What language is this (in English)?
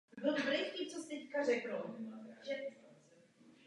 Czech